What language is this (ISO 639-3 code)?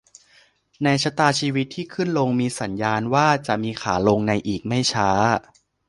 tha